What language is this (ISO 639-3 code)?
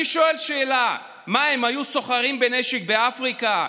heb